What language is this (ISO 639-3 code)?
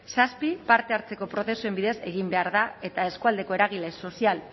eus